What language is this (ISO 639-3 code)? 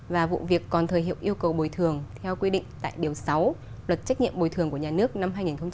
vie